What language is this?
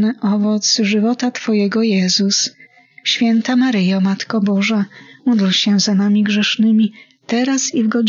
Polish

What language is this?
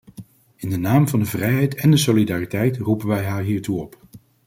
Dutch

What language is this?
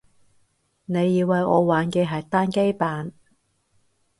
Cantonese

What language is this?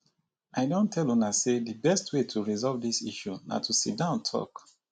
Nigerian Pidgin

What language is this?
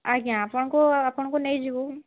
Odia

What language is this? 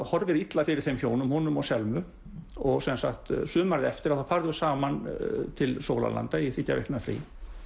Icelandic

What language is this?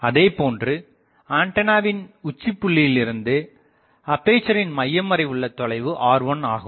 Tamil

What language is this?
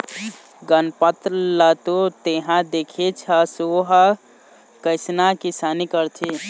Chhattisgarhi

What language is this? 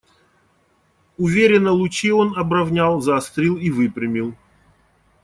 Russian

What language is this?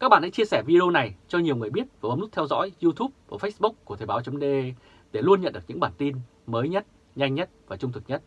Vietnamese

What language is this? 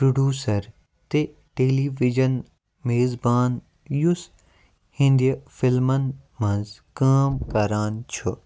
Kashmiri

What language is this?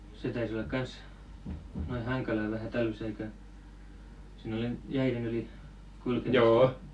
Finnish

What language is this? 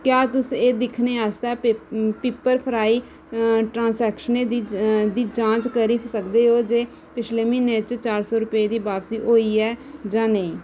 Dogri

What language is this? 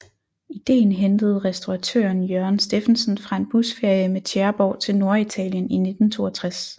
Danish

